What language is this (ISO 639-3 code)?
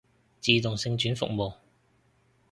yue